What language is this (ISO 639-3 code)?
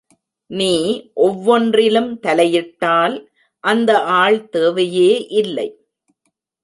tam